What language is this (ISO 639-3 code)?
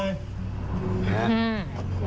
tha